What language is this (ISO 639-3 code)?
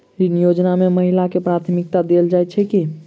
mai